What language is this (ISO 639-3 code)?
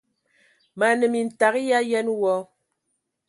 ewo